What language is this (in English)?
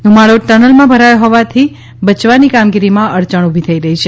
Gujarati